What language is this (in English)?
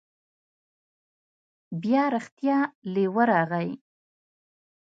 Pashto